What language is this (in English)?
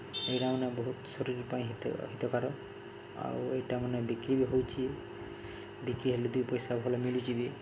Odia